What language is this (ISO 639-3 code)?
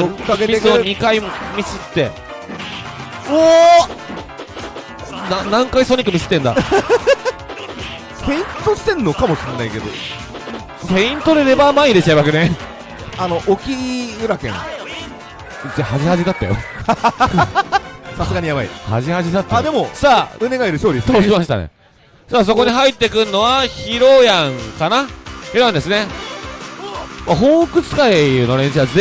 jpn